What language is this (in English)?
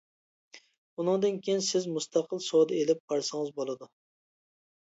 Uyghur